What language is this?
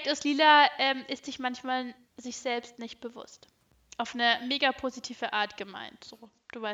German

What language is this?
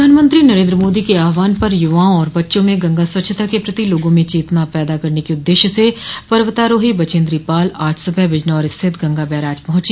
Hindi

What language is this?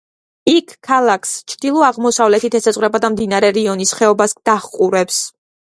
Georgian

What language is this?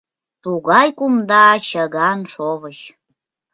Mari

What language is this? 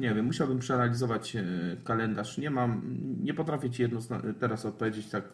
Polish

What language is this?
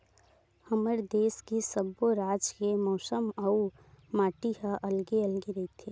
Chhattisgarhi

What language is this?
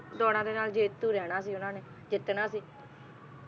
Punjabi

